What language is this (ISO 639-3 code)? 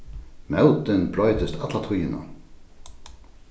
fao